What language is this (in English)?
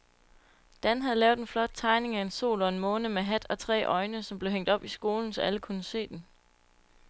Danish